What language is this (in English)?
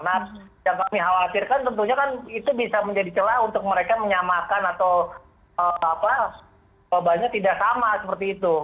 Indonesian